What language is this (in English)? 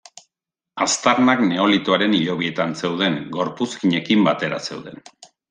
Basque